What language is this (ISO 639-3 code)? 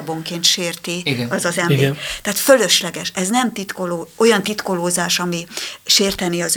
hun